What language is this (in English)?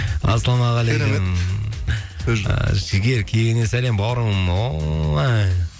Kazakh